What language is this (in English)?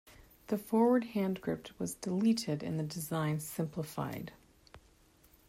English